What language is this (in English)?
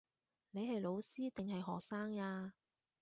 Cantonese